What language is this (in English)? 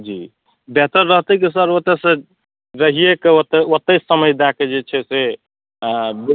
Maithili